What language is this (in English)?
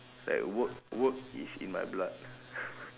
English